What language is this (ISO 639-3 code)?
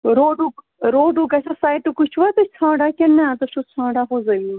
kas